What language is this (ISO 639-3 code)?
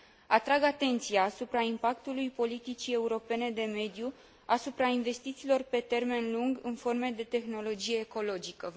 ron